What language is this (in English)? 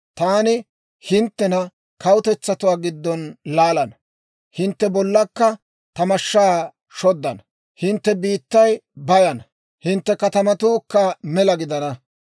Dawro